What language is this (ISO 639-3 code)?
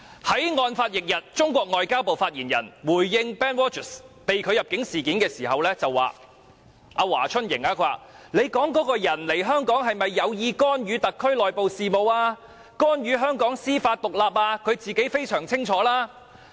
yue